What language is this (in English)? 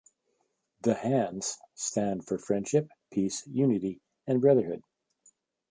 English